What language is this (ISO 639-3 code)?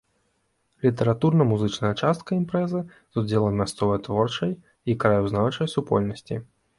bel